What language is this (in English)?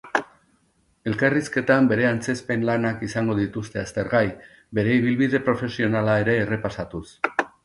Basque